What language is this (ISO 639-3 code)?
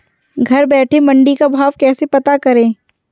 hin